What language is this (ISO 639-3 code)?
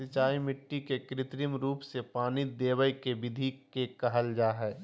mag